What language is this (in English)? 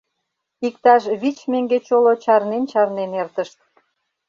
Mari